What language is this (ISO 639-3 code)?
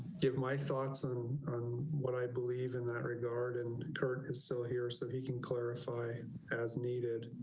eng